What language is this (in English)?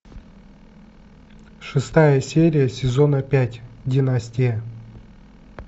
Russian